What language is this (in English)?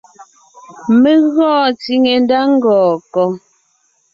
Ngiemboon